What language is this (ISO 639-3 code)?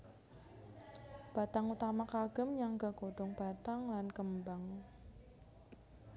jav